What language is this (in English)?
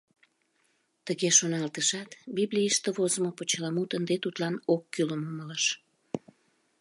Mari